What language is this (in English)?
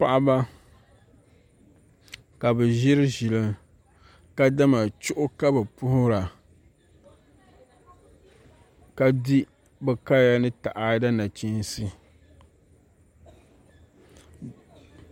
Dagbani